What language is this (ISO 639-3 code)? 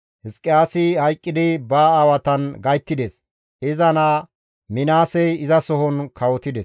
gmv